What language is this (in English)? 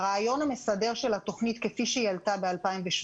Hebrew